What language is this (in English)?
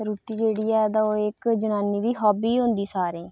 Dogri